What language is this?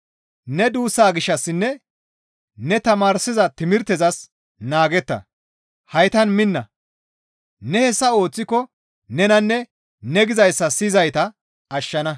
Gamo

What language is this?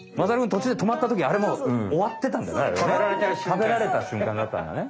Japanese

